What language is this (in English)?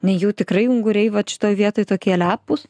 Lithuanian